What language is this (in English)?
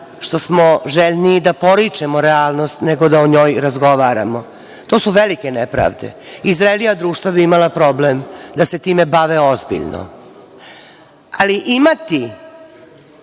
Serbian